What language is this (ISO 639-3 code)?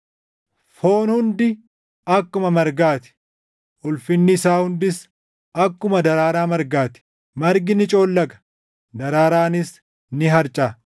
orm